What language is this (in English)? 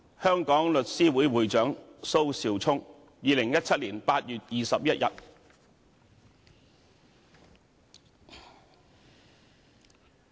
Cantonese